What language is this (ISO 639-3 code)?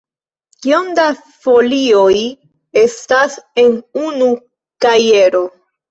epo